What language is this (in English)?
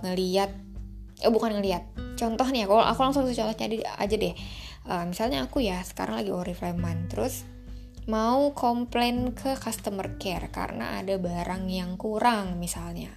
Indonesian